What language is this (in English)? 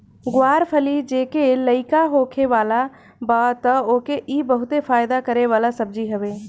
Bhojpuri